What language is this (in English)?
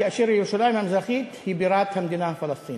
Hebrew